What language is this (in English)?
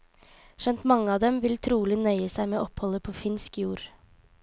Norwegian